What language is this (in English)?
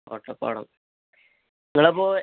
Malayalam